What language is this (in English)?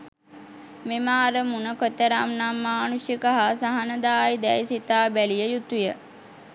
Sinhala